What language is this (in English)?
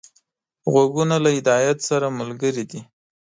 Pashto